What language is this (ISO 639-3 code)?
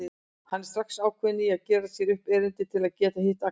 isl